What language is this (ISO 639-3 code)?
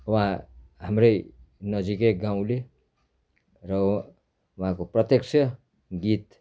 nep